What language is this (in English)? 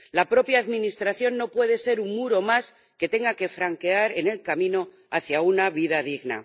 Spanish